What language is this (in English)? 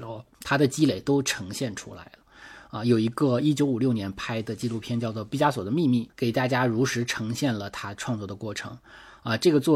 Chinese